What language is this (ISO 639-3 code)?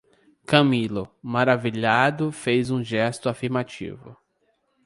por